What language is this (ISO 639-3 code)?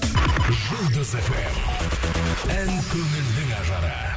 kaz